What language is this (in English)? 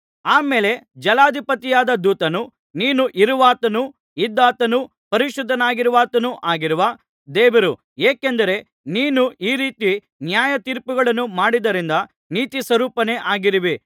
Kannada